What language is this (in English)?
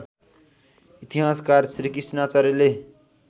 Nepali